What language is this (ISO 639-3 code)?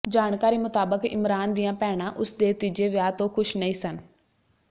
pan